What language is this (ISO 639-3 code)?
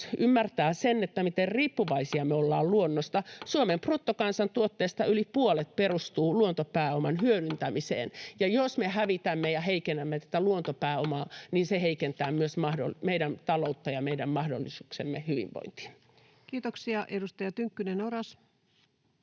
fin